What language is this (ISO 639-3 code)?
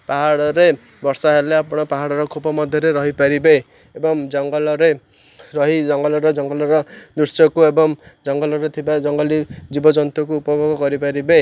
ori